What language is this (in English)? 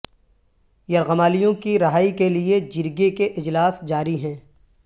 Urdu